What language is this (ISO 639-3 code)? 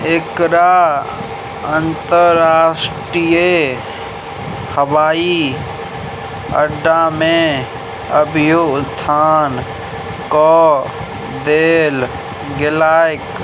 mai